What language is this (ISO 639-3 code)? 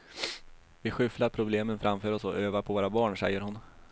swe